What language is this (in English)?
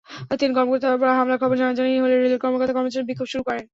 Bangla